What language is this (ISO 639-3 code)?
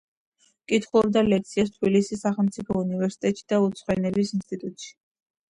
kat